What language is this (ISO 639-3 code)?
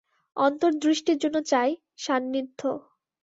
ben